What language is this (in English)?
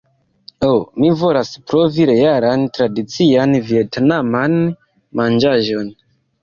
Esperanto